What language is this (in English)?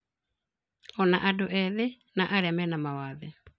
Kikuyu